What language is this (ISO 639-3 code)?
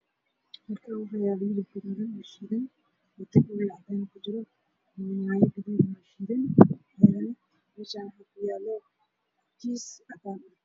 som